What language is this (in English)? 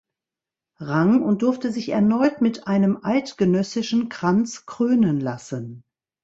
German